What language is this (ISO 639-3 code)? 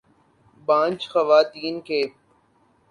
urd